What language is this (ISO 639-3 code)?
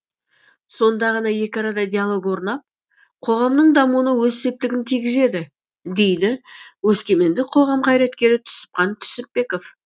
kaz